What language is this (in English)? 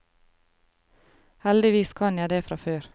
Norwegian